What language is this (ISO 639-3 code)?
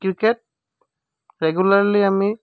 asm